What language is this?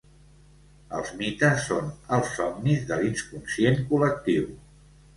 Catalan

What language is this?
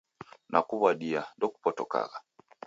Taita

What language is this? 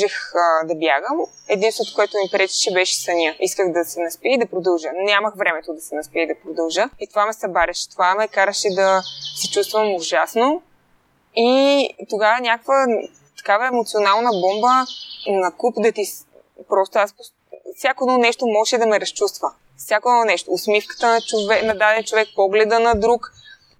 Bulgarian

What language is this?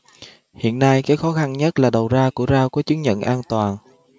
Vietnamese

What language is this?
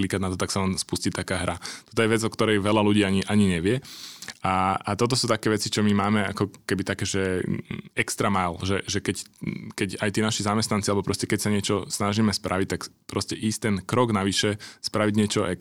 Slovak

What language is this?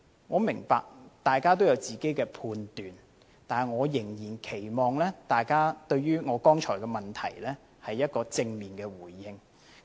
Cantonese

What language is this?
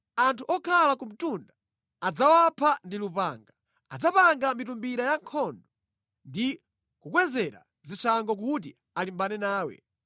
Nyanja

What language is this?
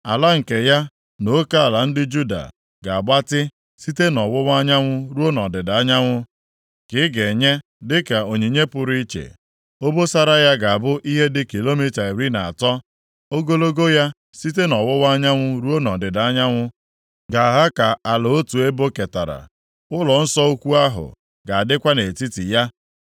Igbo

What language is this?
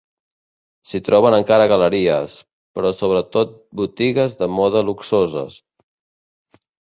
Catalan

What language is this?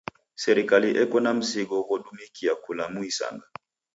Taita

